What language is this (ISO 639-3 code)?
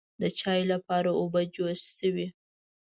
pus